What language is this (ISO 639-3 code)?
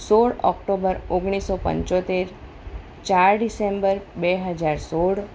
guj